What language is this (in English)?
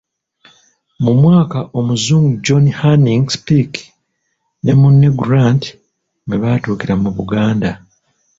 Ganda